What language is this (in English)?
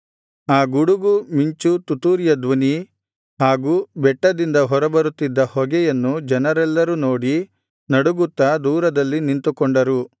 Kannada